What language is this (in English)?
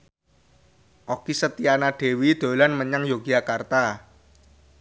Javanese